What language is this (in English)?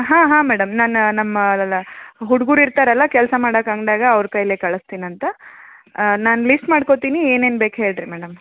Kannada